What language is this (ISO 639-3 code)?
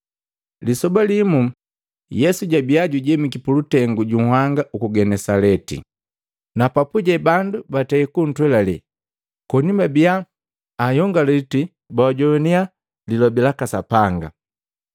mgv